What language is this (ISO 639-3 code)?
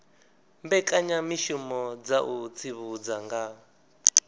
ven